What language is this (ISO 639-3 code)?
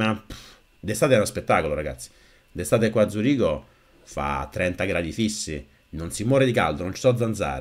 ita